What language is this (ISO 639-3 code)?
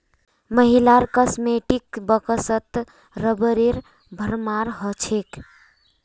mag